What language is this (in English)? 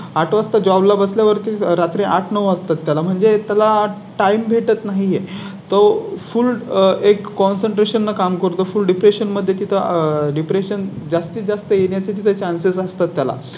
Marathi